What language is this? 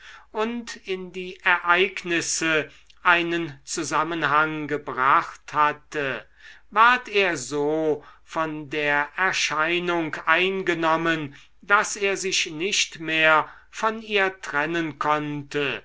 German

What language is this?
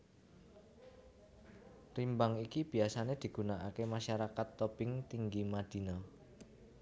Javanese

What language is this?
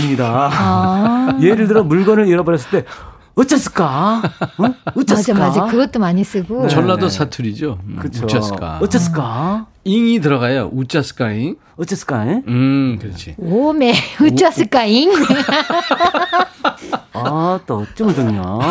Korean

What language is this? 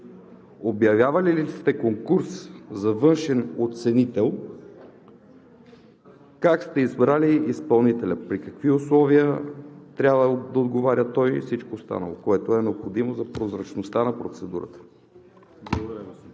Bulgarian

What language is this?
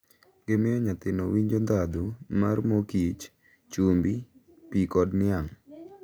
Luo (Kenya and Tanzania)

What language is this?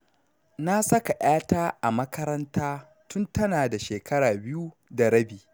Hausa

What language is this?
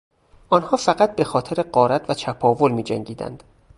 Persian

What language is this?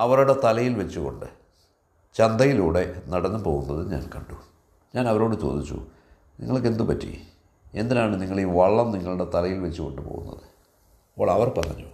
Malayalam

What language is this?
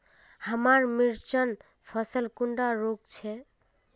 Magahi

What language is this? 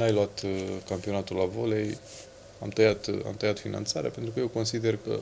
Romanian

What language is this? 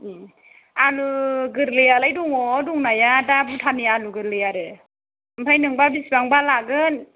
Bodo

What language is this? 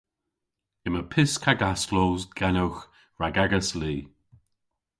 Cornish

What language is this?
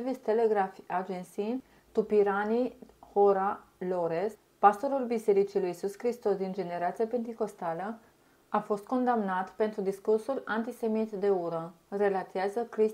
Romanian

